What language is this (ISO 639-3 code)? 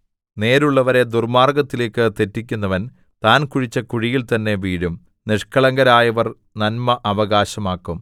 mal